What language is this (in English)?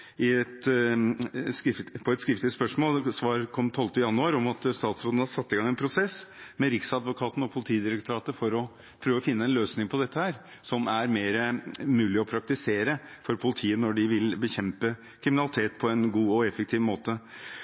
Norwegian Bokmål